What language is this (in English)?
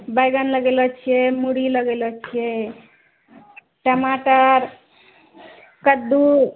Maithili